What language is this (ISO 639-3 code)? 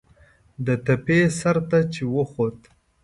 pus